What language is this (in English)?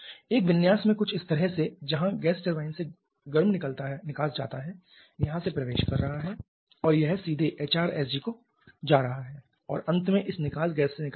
Hindi